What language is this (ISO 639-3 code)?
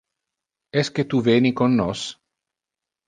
ina